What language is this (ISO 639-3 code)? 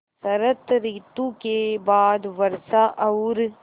hin